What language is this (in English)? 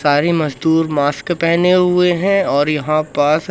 Hindi